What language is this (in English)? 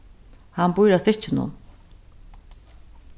Faroese